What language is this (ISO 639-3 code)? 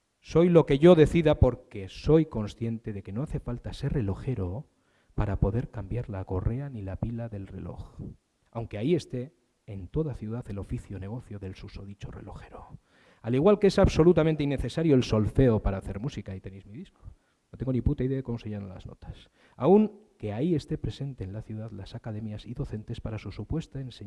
spa